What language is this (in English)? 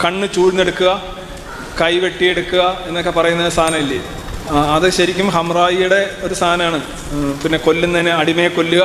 Malayalam